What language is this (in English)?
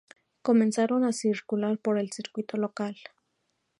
Spanish